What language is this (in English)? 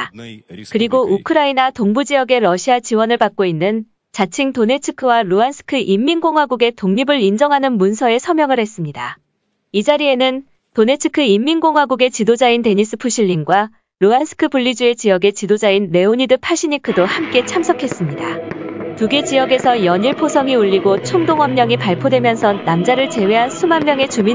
Korean